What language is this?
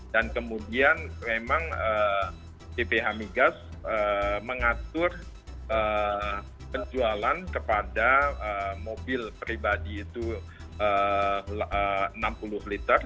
Indonesian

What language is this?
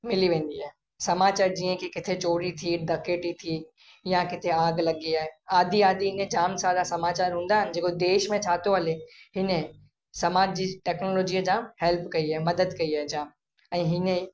Sindhi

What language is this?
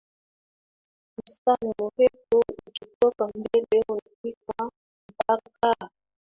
Swahili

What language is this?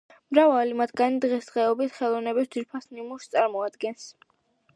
Georgian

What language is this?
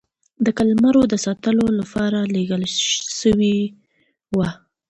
Pashto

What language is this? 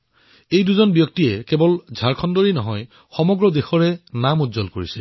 Assamese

